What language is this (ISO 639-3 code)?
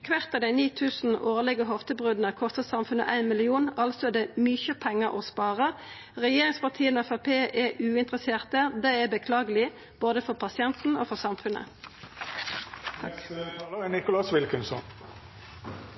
nno